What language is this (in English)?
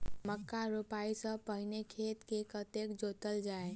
Maithili